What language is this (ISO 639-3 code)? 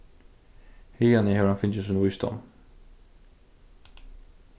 fao